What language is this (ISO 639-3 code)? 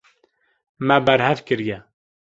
kur